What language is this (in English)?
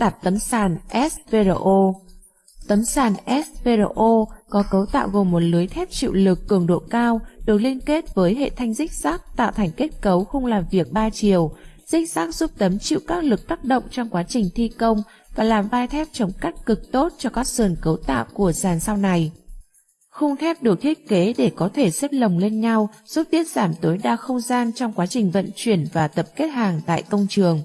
Vietnamese